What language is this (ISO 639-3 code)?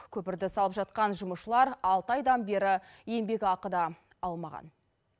kaz